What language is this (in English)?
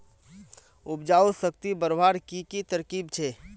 Magahi